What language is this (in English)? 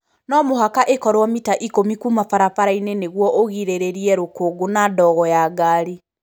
Kikuyu